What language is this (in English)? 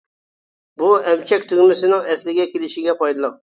Uyghur